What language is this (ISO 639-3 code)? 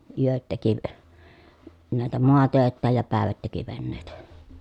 fin